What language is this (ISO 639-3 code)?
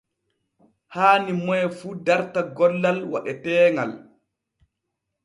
fue